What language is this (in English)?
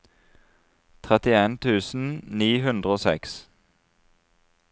Norwegian